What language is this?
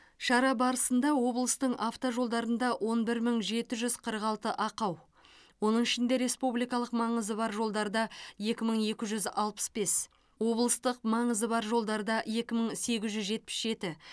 Kazakh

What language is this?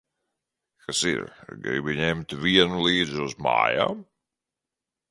Latvian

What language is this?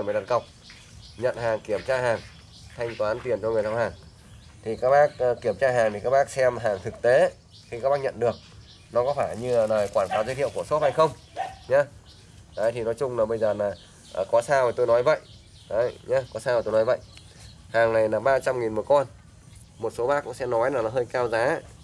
Vietnamese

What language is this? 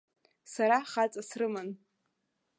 Abkhazian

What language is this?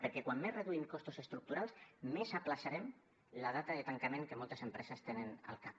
Catalan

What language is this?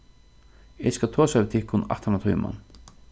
Faroese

